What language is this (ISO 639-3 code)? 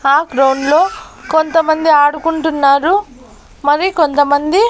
tel